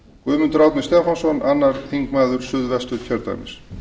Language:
Icelandic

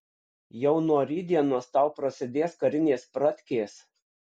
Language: Lithuanian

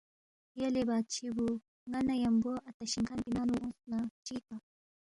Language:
Balti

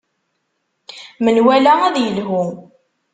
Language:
Kabyle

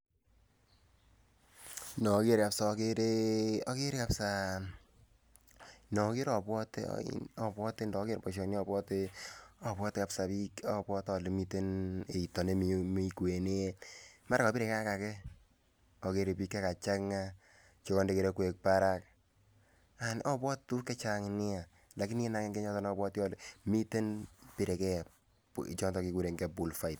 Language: Kalenjin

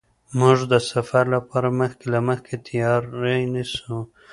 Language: Pashto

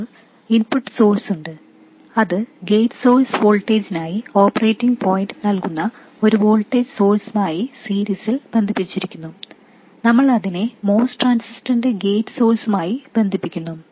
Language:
Malayalam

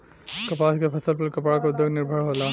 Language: Bhojpuri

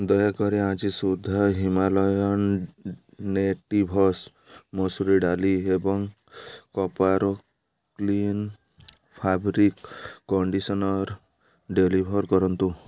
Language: Odia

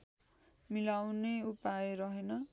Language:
Nepali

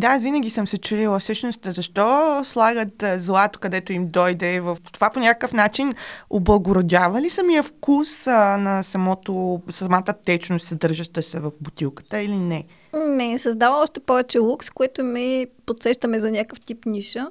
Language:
Bulgarian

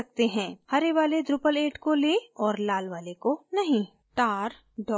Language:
Hindi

